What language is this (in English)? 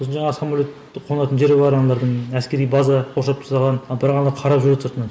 Kazakh